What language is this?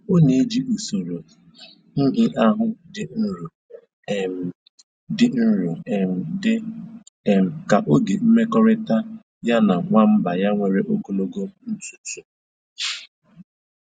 Igbo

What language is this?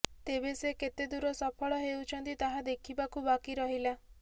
Odia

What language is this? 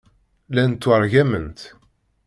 Kabyle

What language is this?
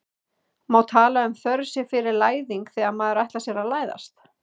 Icelandic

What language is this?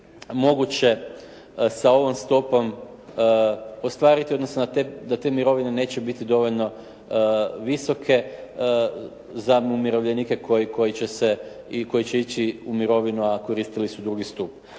Croatian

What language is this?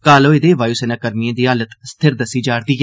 Dogri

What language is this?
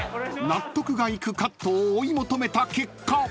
Japanese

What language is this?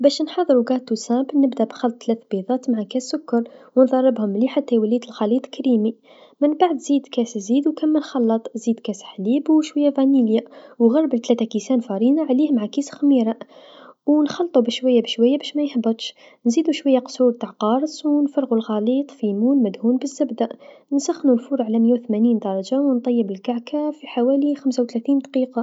Tunisian Arabic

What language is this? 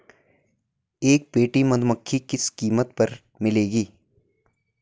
Hindi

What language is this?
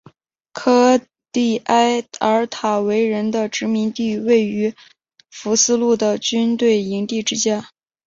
Chinese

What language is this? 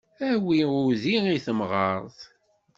Kabyle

